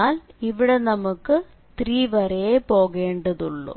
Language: Malayalam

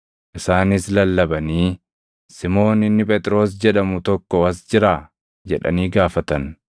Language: Oromo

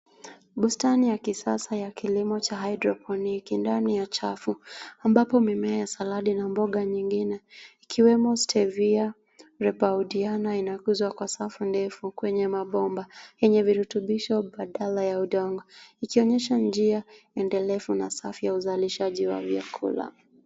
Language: Swahili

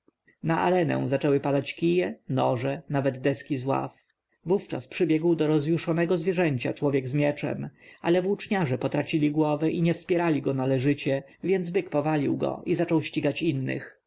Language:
Polish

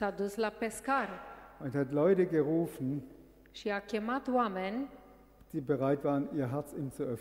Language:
Romanian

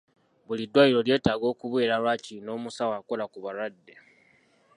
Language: Ganda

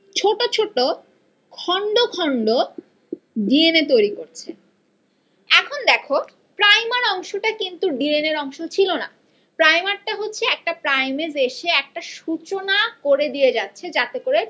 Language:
Bangla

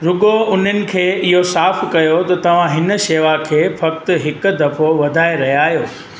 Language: Sindhi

